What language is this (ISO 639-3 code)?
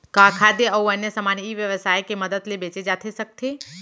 hne